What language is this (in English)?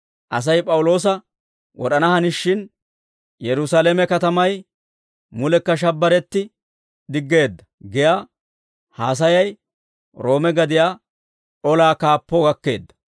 Dawro